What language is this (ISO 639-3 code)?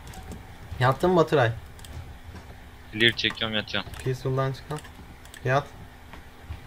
tur